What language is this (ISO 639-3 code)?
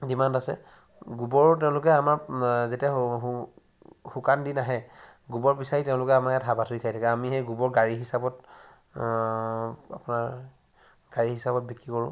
asm